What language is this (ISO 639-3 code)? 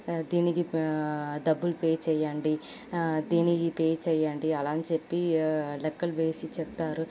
tel